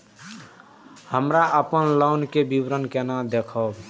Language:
Maithili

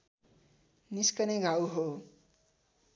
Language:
Nepali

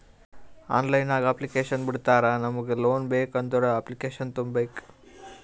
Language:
Kannada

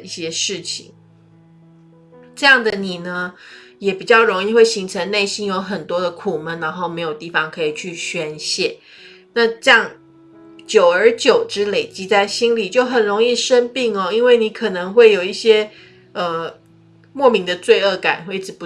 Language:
Chinese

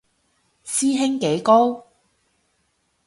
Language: Cantonese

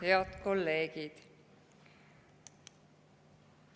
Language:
Estonian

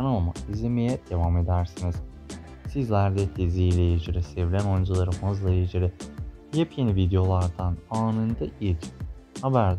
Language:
Turkish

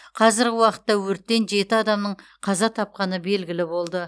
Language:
Kazakh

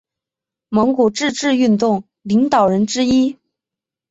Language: Chinese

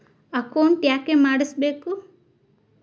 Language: Kannada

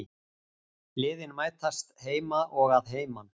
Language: Icelandic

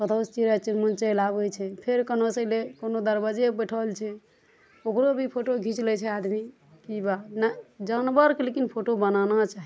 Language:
Maithili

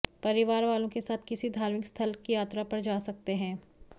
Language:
Hindi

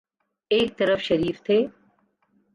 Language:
Urdu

